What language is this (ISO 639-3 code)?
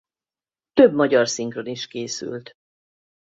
hun